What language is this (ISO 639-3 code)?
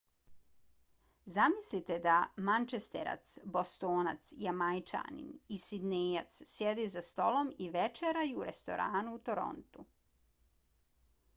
bos